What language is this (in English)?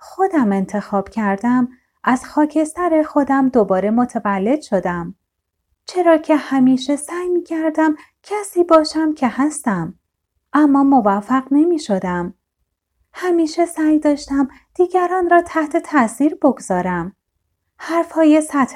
Persian